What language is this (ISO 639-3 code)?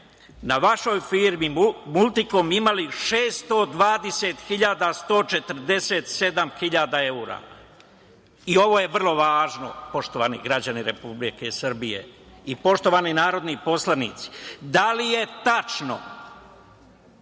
srp